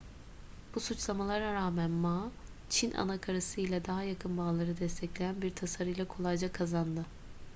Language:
Turkish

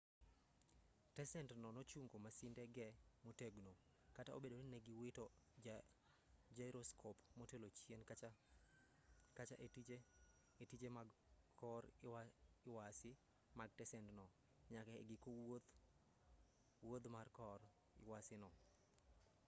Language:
Luo (Kenya and Tanzania)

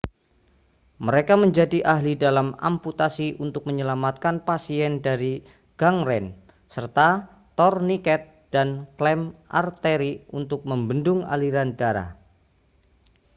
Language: Indonesian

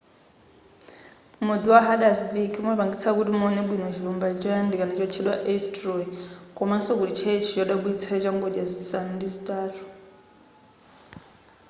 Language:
Nyanja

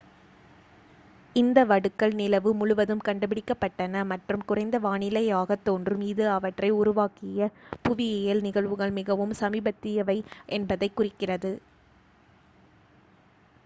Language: Tamil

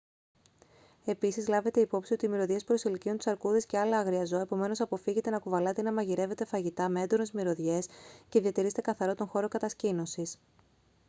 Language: Greek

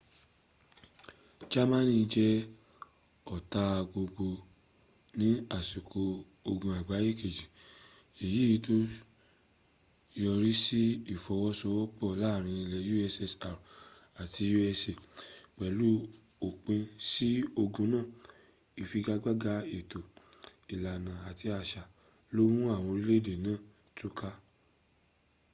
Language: Yoruba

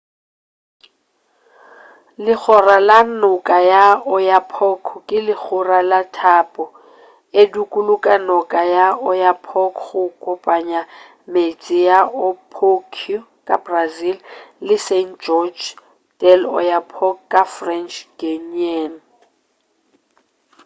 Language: Northern Sotho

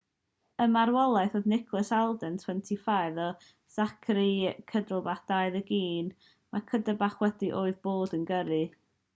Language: Welsh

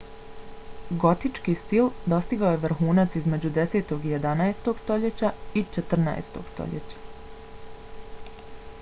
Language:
Bosnian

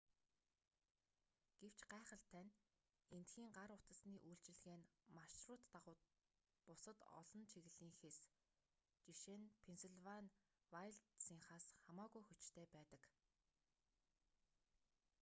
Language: Mongolian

